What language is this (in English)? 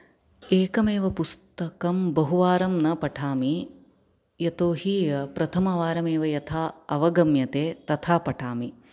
Sanskrit